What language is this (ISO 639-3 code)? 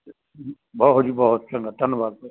pan